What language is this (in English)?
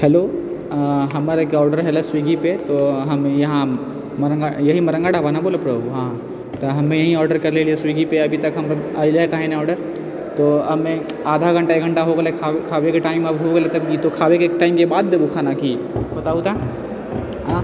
Maithili